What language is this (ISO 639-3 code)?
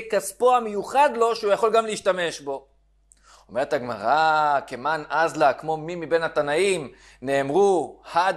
heb